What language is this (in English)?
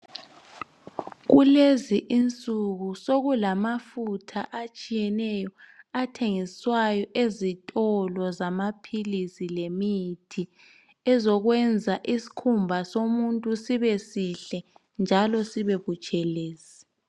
North Ndebele